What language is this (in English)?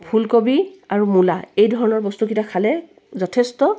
Assamese